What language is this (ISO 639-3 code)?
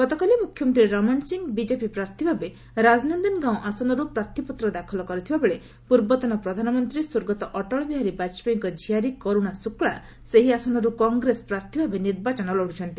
ori